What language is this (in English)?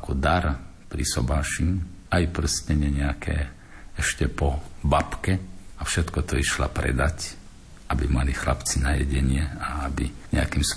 Slovak